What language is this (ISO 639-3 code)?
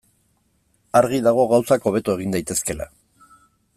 eus